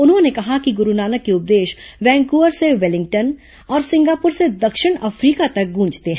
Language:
Hindi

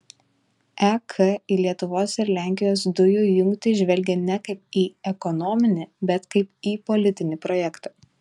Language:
Lithuanian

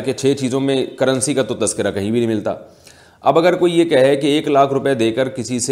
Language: Urdu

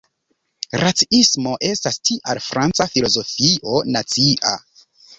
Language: Esperanto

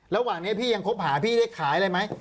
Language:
Thai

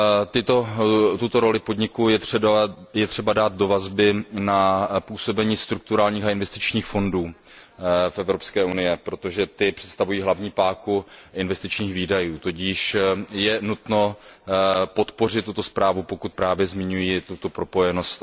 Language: Czech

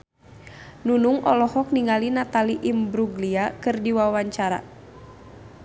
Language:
Sundanese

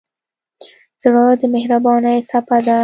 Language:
Pashto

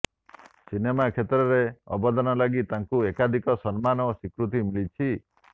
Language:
Odia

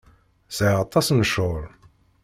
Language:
Kabyle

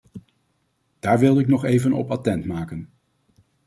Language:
Dutch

